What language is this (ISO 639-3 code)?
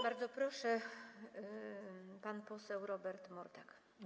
pol